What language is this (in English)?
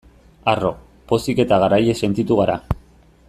Basque